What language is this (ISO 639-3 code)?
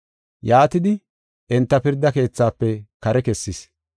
gof